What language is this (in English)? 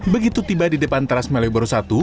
Indonesian